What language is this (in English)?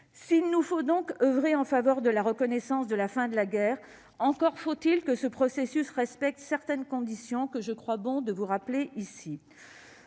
French